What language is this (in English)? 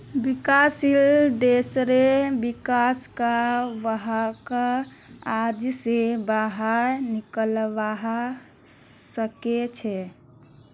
Magahi